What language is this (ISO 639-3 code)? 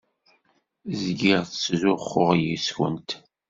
kab